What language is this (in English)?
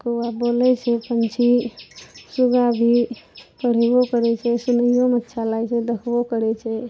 Maithili